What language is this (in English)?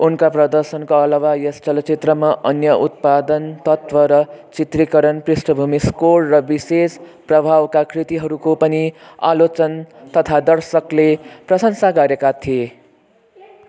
Nepali